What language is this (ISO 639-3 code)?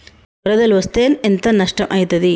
tel